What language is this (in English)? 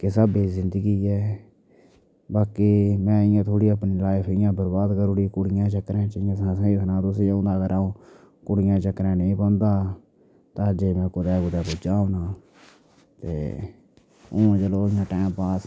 Dogri